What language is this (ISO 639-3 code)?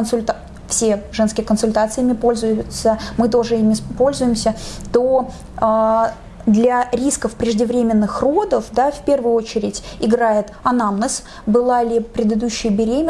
rus